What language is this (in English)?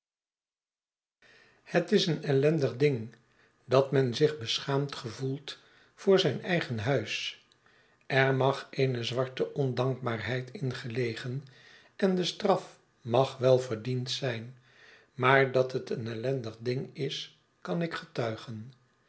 Dutch